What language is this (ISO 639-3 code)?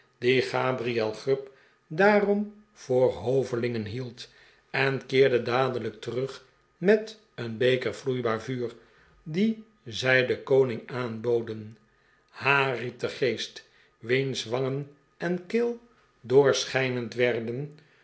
nld